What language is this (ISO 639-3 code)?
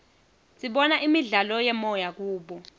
ssw